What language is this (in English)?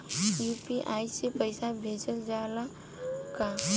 Bhojpuri